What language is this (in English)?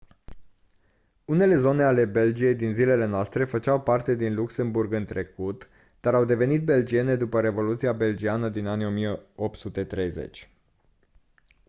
Romanian